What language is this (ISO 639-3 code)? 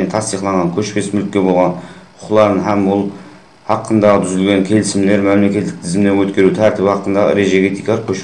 tur